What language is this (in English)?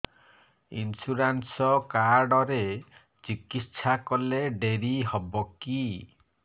Odia